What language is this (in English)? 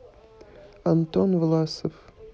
Russian